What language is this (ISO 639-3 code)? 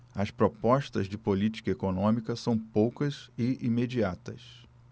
por